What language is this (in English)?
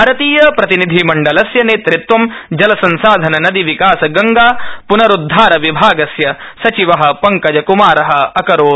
Sanskrit